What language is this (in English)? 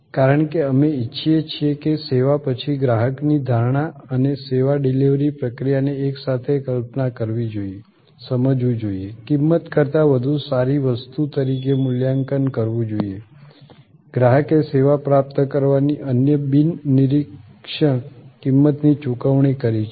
Gujarati